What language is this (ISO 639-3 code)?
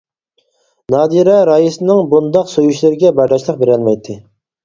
uig